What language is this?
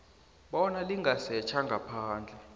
South Ndebele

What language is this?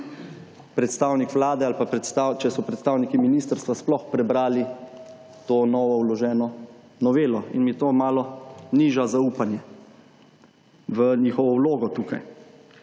Slovenian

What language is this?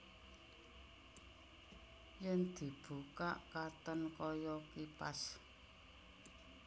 Javanese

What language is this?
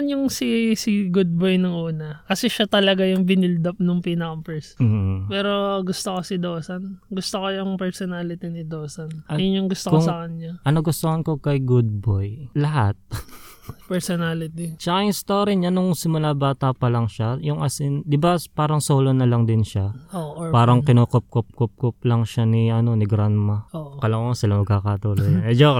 Filipino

